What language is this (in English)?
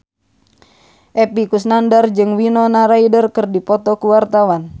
Sundanese